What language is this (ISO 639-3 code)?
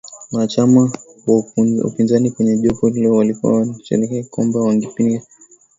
swa